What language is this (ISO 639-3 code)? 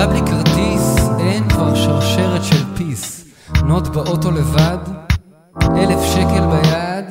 heb